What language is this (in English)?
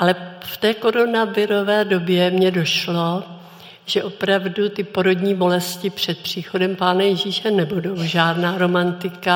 Czech